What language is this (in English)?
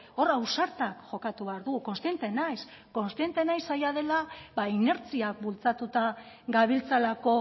Basque